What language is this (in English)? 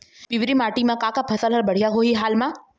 Chhattisgarhi